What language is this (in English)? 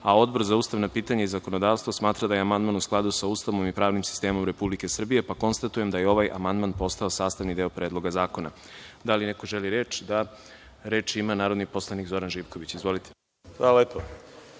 Serbian